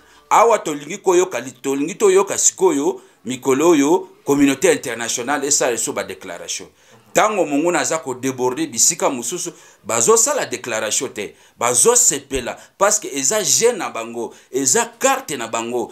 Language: French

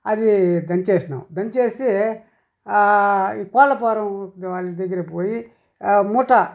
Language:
Telugu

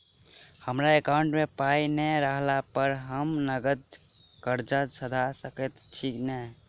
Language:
Maithili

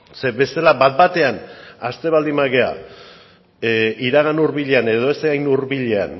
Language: Basque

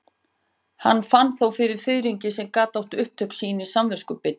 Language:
Icelandic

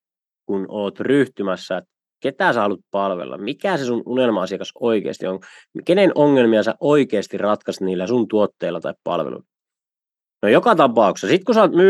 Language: Finnish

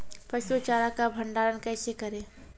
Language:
Maithili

